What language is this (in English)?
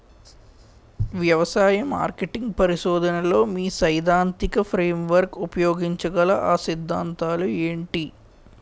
Telugu